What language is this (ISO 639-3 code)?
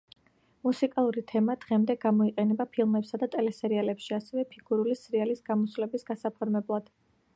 kat